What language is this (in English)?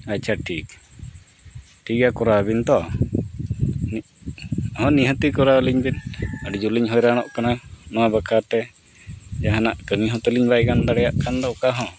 Santali